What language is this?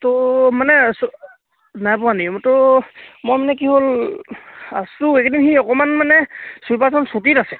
Assamese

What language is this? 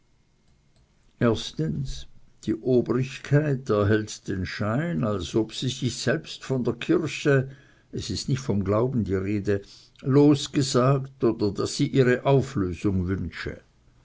German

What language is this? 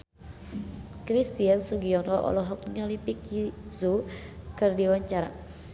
Sundanese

